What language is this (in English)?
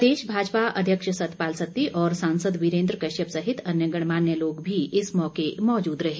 Hindi